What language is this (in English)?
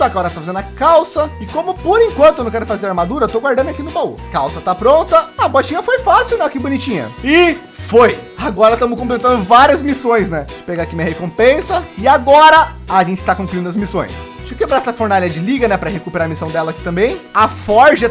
Portuguese